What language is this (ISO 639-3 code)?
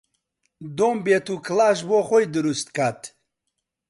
ckb